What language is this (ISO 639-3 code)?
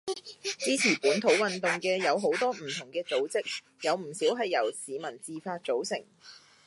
yue